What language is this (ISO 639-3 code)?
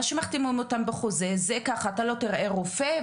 heb